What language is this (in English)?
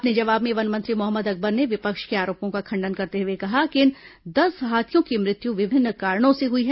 Hindi